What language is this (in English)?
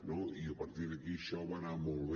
Catalan